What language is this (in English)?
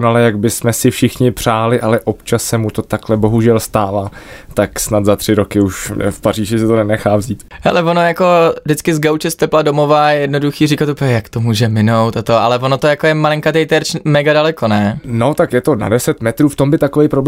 Czech